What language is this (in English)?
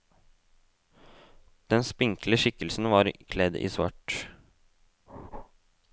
Norwegian